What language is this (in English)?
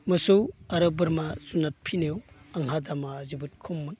Bodo